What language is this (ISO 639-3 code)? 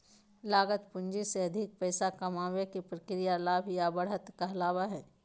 mag